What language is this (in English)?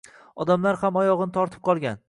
Uzbek